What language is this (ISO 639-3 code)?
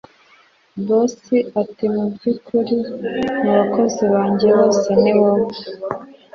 kin